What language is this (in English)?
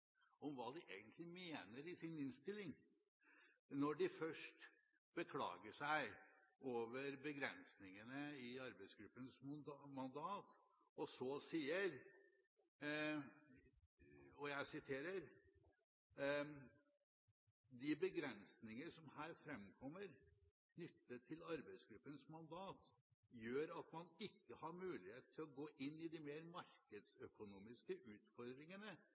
Norwegian Bokmål